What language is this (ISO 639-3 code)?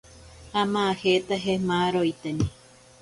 prq